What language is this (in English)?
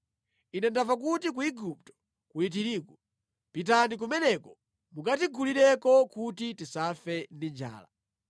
Nyanja